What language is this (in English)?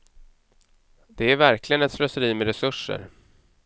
Swedish